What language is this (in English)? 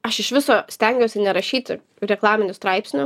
Lithuanian